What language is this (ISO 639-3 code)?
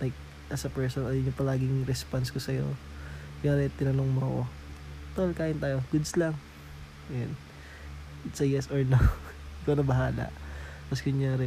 fil